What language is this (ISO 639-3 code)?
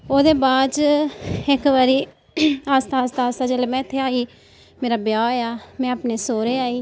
doi